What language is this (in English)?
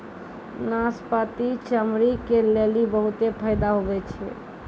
Maithili